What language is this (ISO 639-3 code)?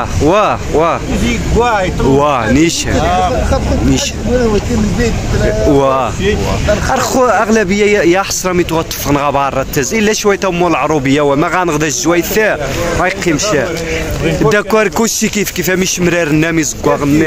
ara